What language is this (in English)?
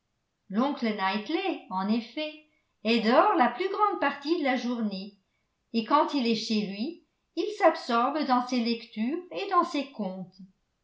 French